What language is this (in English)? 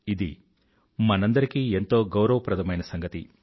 Telugu